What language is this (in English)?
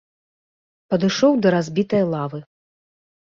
Belarusian